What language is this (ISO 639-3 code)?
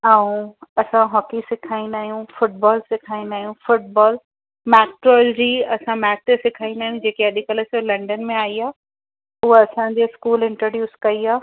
snd